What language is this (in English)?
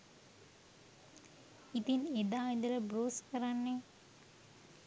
Sinhala